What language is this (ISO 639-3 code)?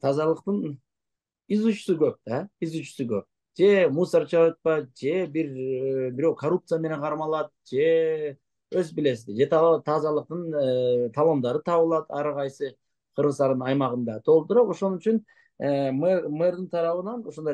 tur